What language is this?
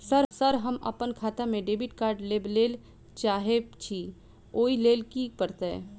Maithili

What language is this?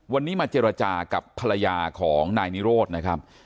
Thai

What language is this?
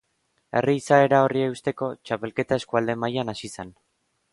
Basque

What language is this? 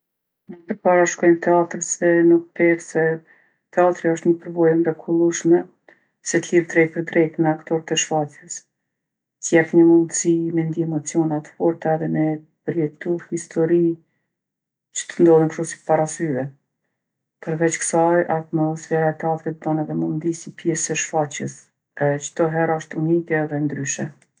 Gheg Albanian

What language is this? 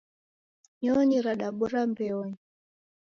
Taita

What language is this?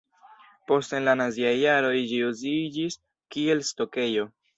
Esperanto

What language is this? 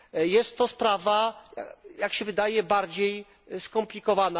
Polish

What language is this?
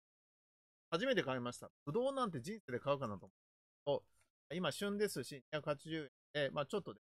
Japanese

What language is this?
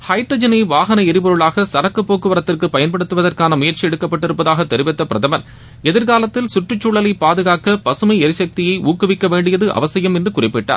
Tamil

